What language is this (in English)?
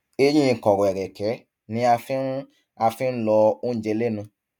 Yoruba